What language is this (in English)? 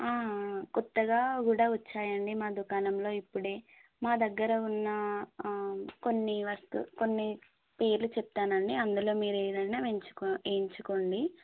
Telugu